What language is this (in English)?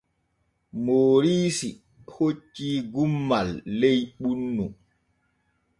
Borgu Fulfulde